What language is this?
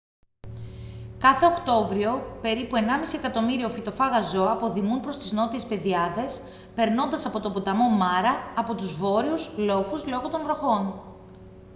Greek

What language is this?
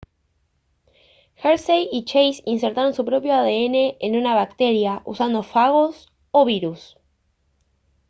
Spanish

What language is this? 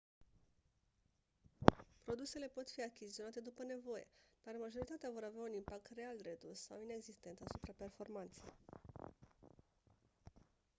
Romanian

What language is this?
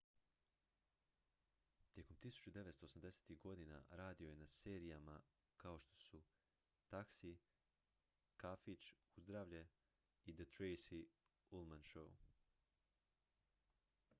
Croatian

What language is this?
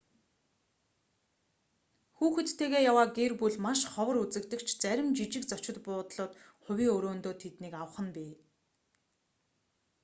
Mongolian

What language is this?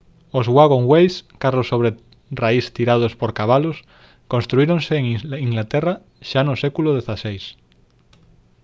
Galician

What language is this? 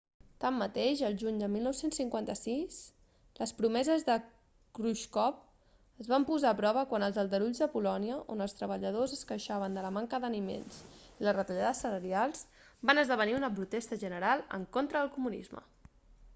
Catalan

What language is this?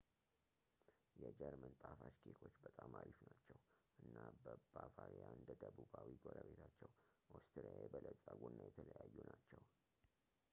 Amharic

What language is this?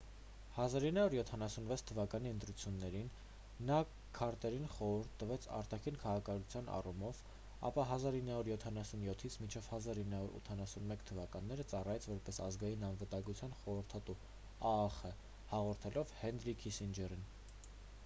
Armenian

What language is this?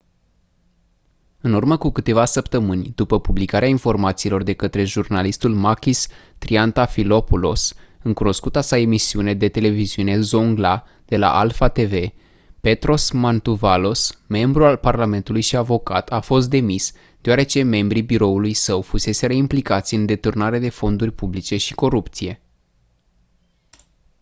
Romanian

